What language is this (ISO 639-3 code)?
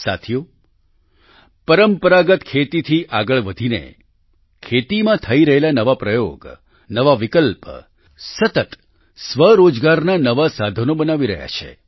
guj